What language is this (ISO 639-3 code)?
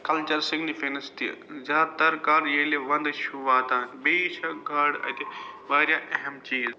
kas